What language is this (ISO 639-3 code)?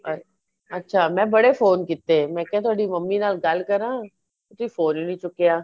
pan